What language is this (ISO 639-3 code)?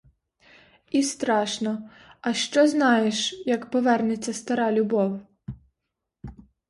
ukr